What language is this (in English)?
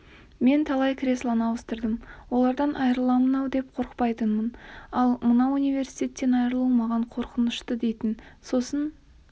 Kazakh